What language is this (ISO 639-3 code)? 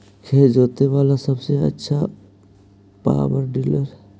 mag